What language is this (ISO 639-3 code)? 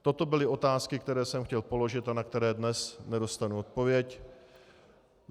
ces